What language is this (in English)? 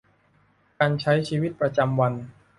Thai